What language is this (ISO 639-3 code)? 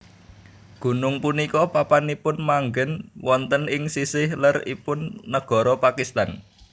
jav